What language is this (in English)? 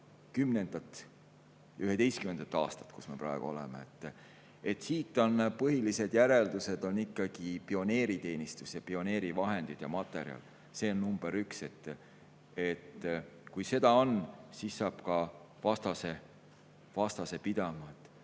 Estonian